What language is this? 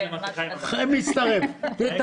Hebrew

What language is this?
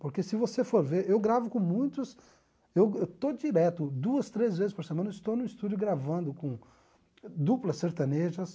Portuguese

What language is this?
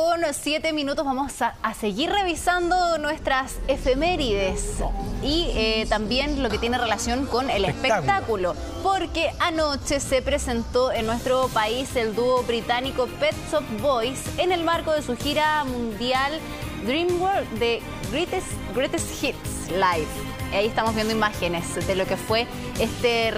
Spanish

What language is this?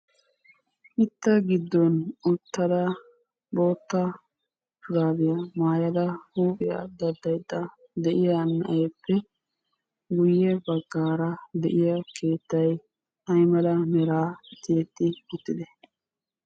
Wolaytta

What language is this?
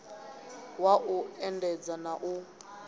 Venda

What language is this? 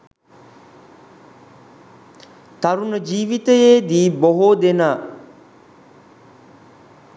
Sinhala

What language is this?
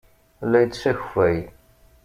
Kabyle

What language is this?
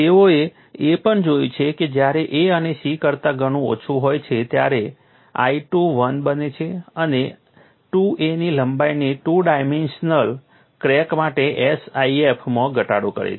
Gujarati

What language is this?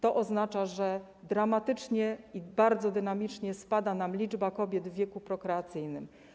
Polish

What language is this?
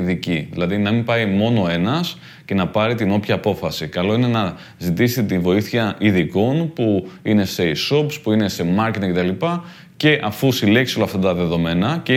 Greek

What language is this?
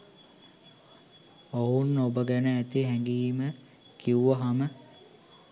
Sinhala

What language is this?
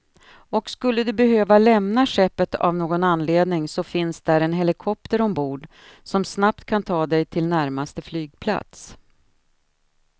Swedish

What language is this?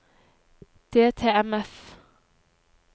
Norwegian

